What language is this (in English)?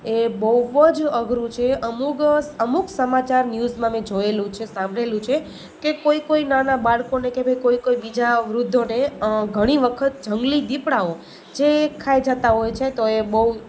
Gujarati